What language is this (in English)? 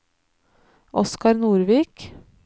Norwegian